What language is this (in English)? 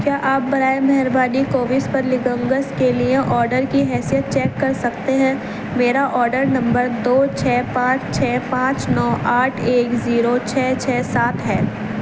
Urdu